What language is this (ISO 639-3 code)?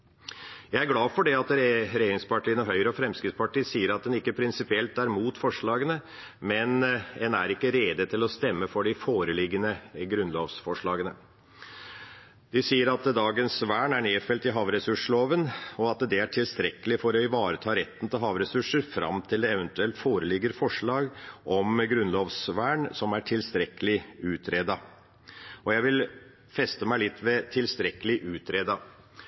nob